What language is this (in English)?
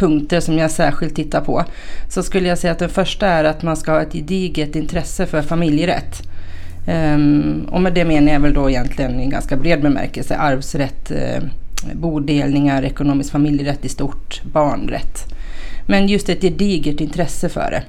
Swedish